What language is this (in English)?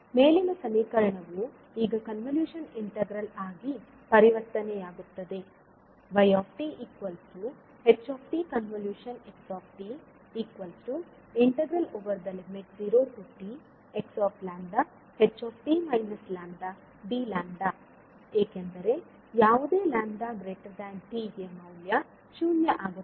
Kannada